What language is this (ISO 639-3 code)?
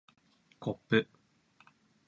jpn